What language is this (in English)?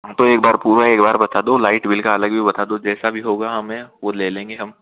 Hindi